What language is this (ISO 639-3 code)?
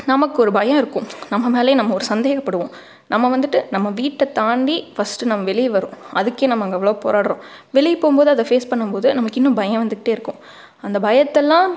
tam